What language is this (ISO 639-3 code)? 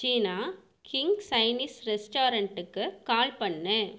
tam